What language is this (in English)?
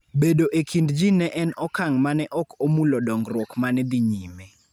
Luo (Kenya and Tanzania)